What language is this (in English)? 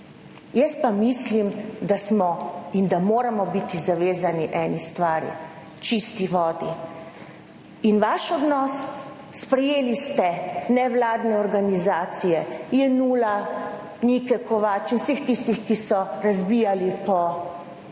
Slovenian